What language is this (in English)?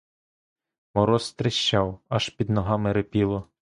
Ukrainian